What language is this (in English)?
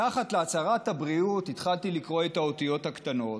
Hebrew